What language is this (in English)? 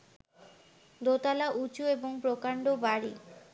Bangla